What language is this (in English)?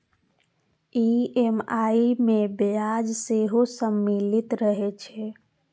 Maithili